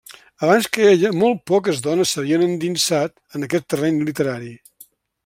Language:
Catalan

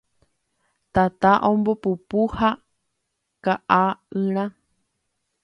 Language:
Guarani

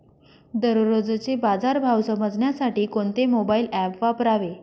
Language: Marathi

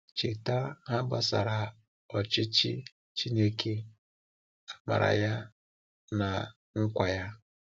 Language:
Igbo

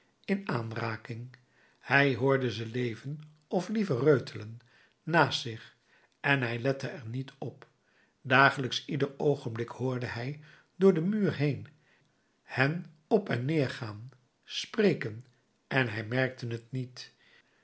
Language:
Dutch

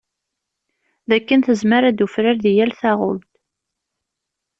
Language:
Kabyle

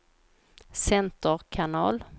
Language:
Swedish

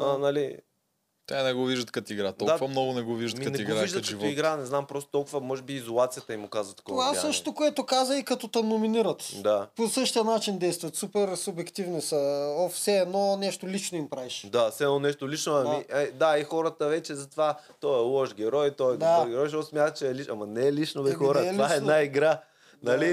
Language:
Bulgarian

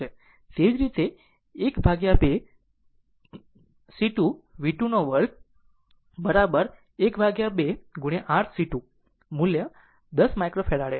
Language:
Gujarati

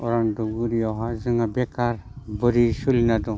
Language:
Bodo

